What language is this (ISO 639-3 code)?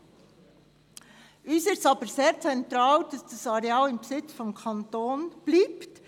gsw